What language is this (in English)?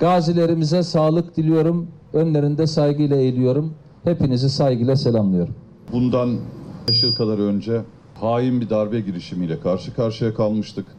Turkish